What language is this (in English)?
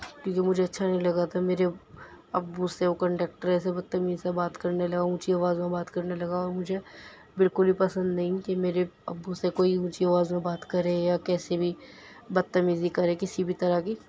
Urdu